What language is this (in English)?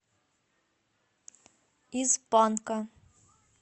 Russian